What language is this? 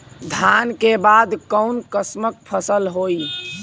Bhojpuri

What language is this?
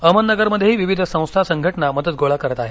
Marathi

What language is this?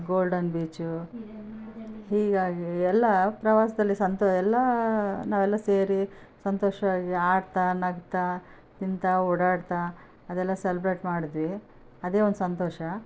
Kannada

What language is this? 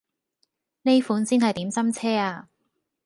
Cantonese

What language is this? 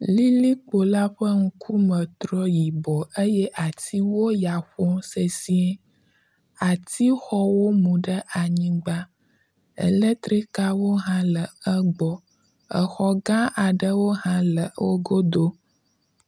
Ewe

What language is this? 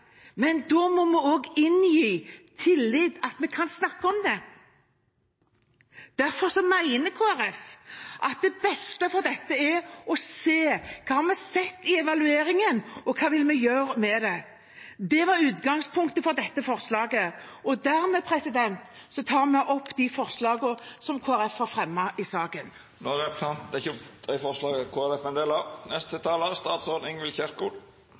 Norwegian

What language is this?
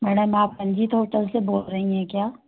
Hindi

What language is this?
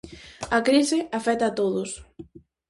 Galician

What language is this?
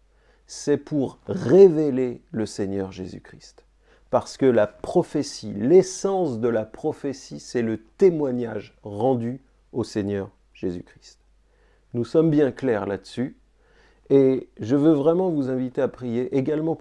French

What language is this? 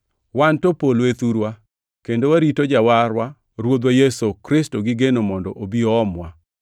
Luo (Kenya and Tanzania)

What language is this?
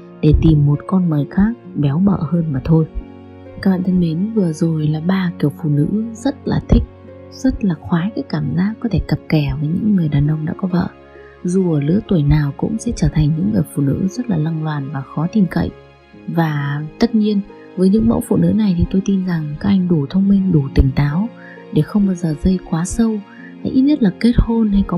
Vietnamese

